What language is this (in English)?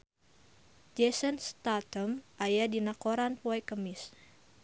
Sundanese